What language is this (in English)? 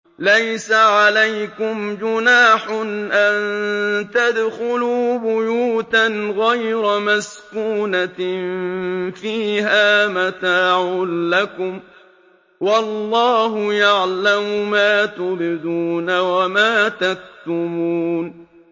Arabic